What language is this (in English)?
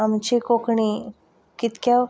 Konkani